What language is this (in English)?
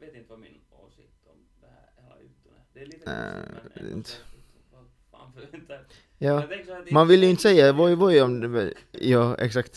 Swedish